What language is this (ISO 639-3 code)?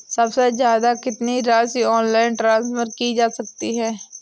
hin